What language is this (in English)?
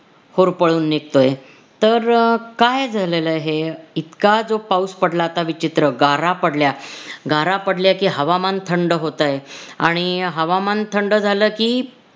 Marathi